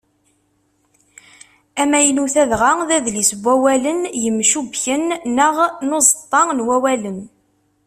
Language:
Kabyle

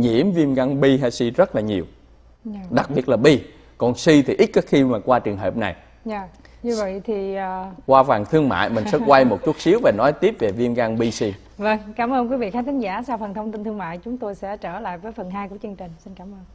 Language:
Vietnamese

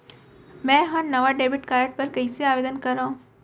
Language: Chhattisgarhi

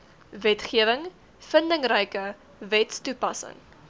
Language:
Afrikaans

